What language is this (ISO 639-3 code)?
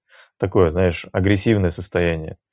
rus